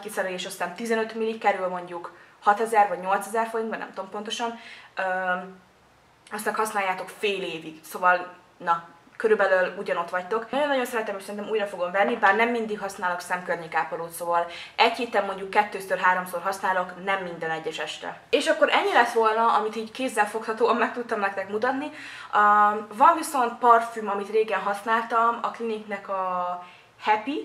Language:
Hungarian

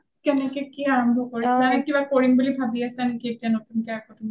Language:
Assamese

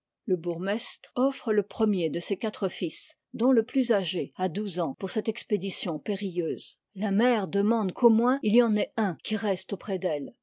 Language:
French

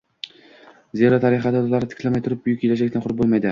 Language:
Uzbek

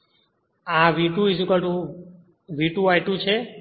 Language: Gujarati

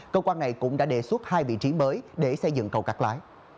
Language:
Vietnamese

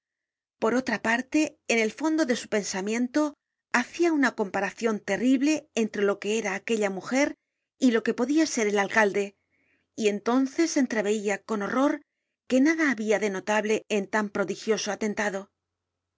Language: Spanish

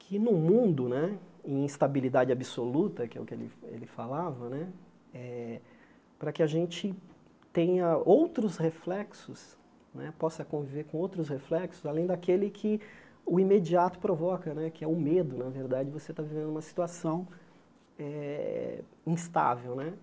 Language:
Portuguese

